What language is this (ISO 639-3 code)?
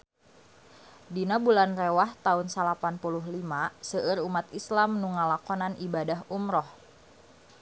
sun